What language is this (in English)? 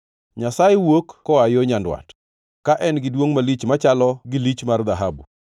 Luo (Kenya and Tanzania)